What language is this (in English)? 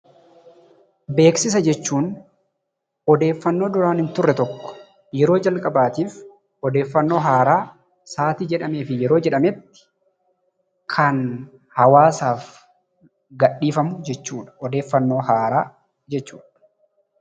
Oromo